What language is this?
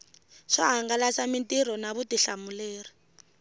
Tsonga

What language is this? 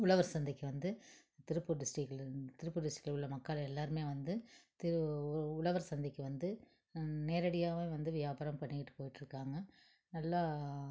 Tamil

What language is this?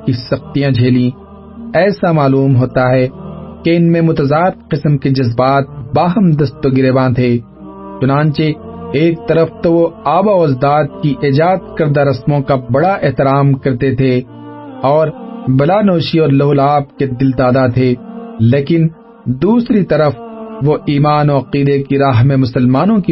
Urdu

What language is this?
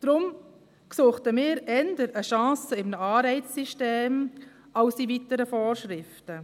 Swiss German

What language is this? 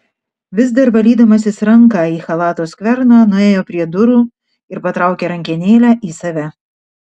Lithuanian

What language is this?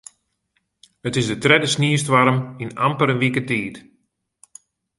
Western Frisian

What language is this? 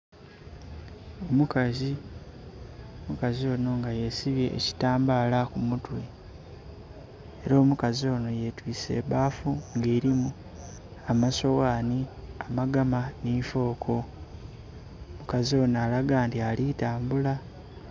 Soga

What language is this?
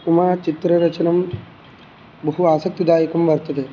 Sanskrit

